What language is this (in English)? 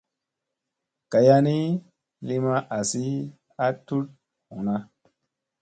Musey